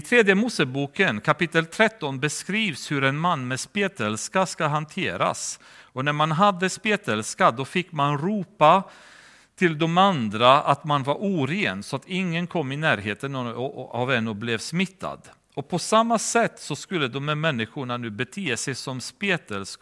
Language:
Swedish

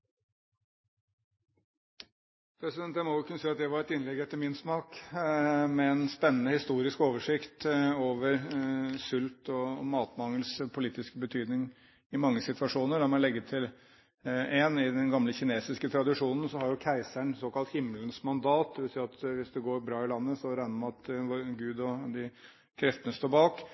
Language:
Norwegian Bokmål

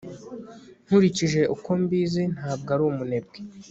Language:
Kinyarwanda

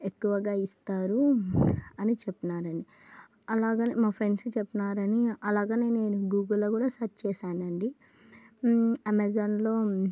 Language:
Telugu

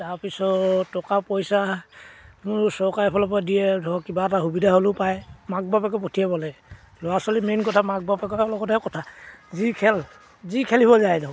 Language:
Assamese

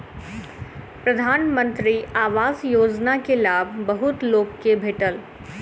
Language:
Maithili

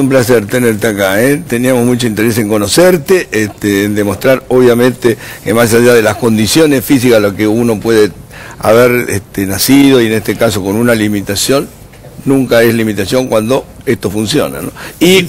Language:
Spanish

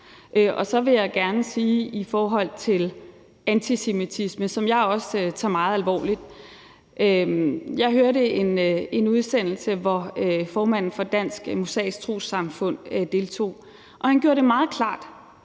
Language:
Danish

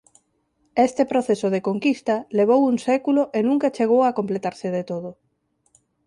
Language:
Galician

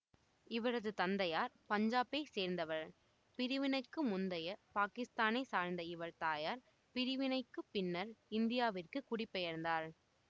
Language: Tamil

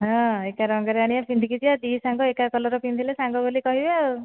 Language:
Odia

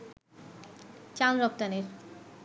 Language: Bangla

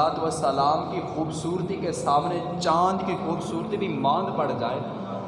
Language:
Urdu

